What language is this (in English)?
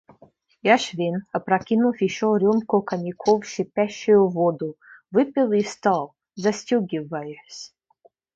Russian